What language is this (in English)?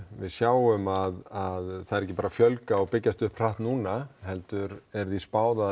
Icelandic